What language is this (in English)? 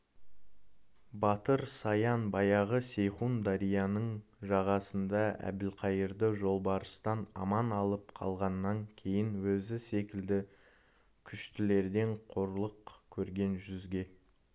Kazakh